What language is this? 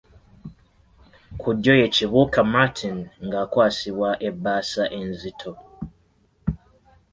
Ganda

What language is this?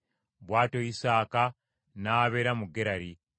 Ganda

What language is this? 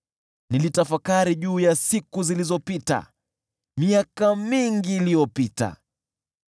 Swahili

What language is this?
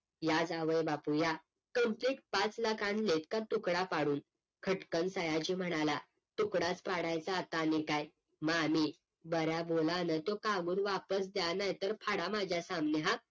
Marathi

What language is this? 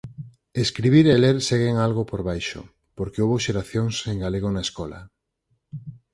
Galician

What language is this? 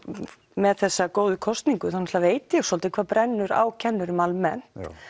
Icelandic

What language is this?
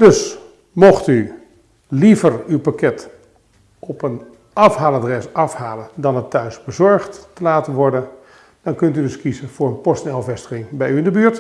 Dutch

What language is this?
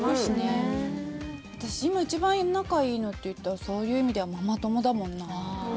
Japanese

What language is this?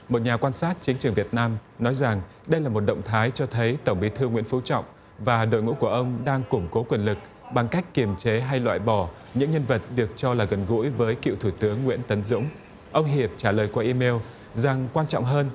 Vietnamese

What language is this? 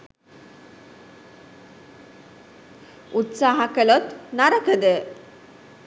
Sinhala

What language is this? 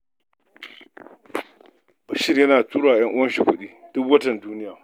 Hausa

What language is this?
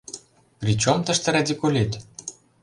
Mari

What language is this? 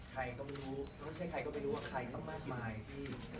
Thai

